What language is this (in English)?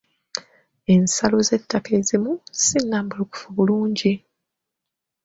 Ganda